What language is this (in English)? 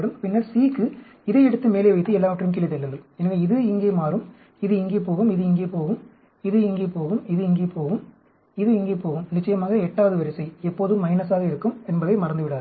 Tamil